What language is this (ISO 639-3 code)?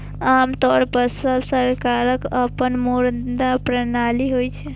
mai